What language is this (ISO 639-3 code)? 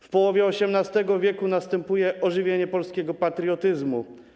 pol